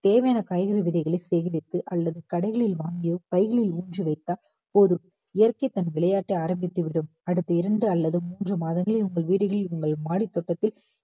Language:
Tamil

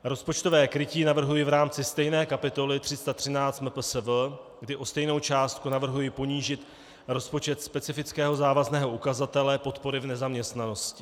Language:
Czech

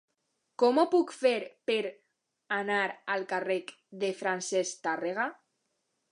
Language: Catalan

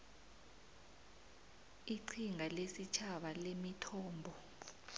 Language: South Ndebele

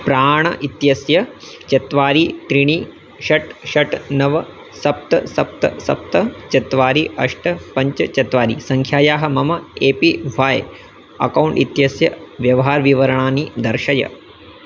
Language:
Sanskrit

